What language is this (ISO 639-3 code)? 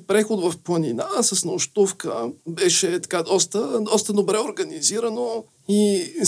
bul